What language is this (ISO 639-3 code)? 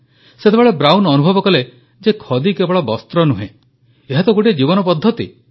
ori